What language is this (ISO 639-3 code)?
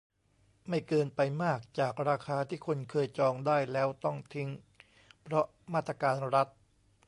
tha